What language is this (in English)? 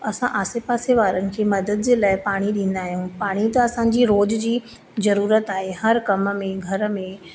Sindhi